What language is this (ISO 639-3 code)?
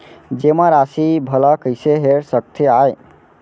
hne